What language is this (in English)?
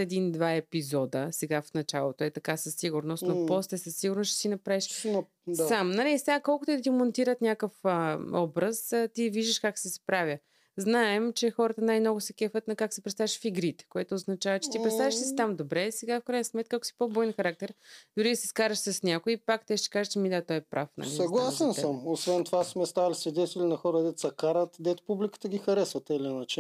Bulgarian